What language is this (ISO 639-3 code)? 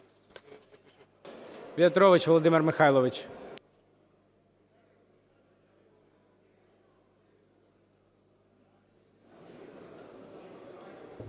ukr